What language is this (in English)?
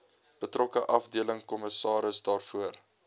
Afrikaans